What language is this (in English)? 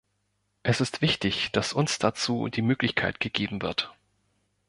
German